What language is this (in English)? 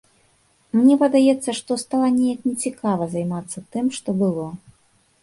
Belarusian